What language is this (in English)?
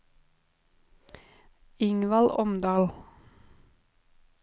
Norwegian